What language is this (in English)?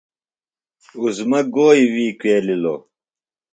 Phalura